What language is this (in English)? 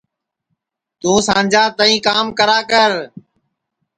Sansi